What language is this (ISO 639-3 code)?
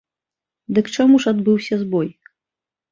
bel